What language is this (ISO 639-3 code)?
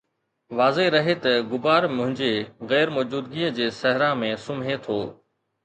snd